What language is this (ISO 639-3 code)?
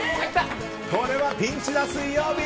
jpn